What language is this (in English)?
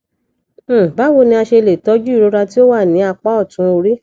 Yoruba